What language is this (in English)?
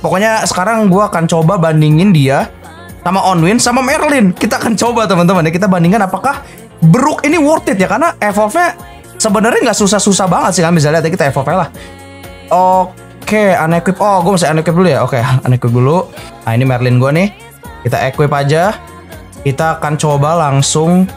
Indonesian